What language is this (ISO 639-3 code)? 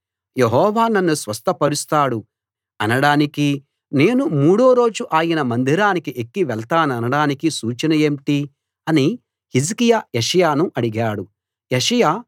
tel